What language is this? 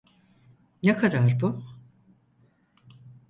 Turkish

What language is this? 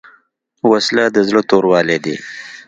Pashto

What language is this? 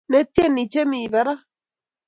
Kalenjin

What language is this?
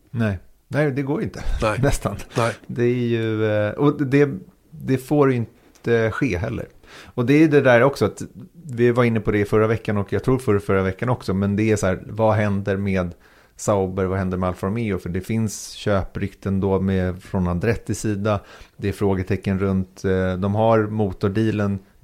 Swedish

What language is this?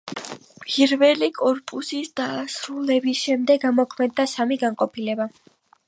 Georgian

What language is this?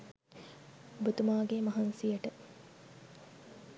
Sinhala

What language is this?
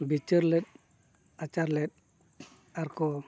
Santali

